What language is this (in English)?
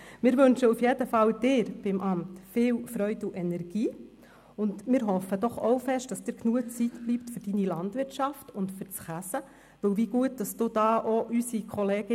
Swiss German